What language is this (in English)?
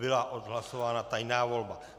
Czech